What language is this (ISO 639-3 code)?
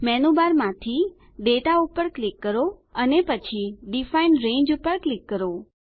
guj